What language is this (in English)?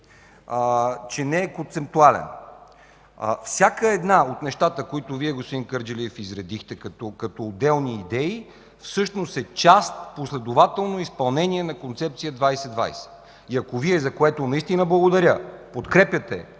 Bulgarian